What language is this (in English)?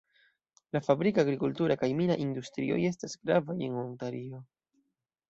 Esperanto